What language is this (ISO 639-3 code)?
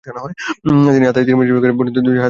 ben